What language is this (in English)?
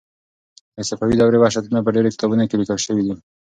Pashto